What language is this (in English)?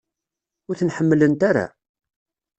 Kabyle